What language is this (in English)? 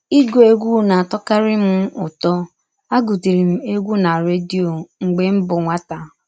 Igbo